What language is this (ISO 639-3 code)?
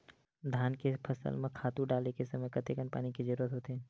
hne